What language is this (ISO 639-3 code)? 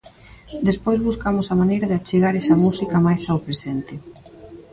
glg